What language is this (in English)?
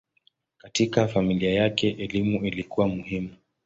Swahili